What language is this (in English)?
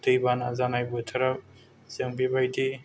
Bodo